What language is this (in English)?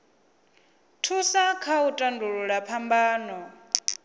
Venda